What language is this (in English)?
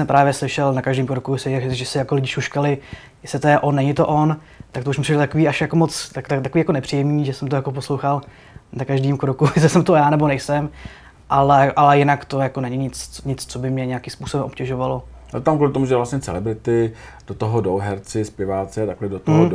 Czech